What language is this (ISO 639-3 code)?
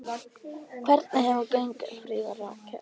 isl